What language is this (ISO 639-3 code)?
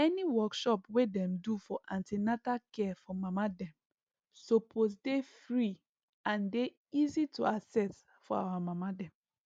pcm